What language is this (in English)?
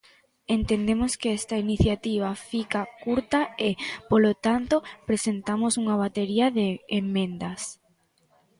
Galician